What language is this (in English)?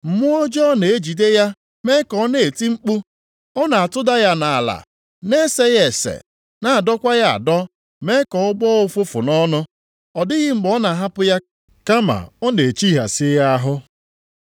Igbo